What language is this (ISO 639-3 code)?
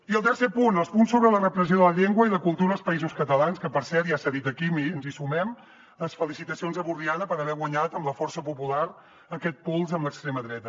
cat